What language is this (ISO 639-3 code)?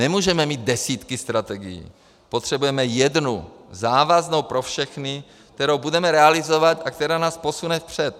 ces